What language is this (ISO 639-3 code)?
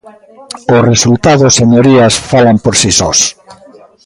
glg